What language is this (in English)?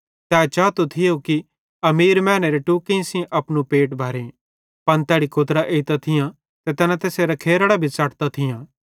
Bhadrawahi